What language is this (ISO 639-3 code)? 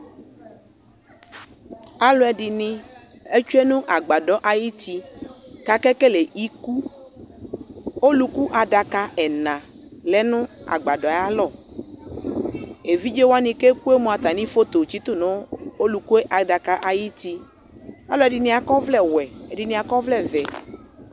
kpo